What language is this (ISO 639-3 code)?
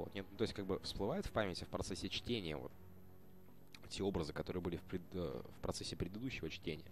rus